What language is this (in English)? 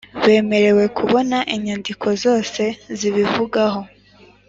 Kinyarwanda